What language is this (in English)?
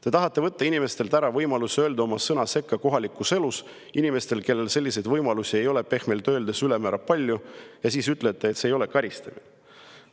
Estonian